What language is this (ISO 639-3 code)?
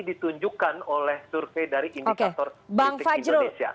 ind